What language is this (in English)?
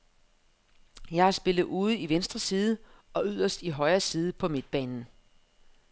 Danish